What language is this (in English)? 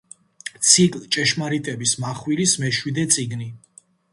Georgian